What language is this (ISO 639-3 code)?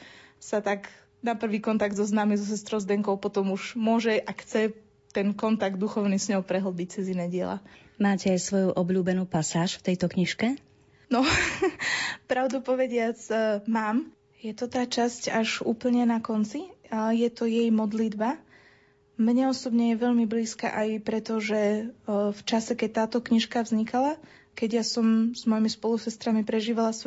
slk